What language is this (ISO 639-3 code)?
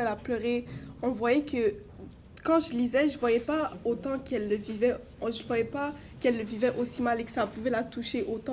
fra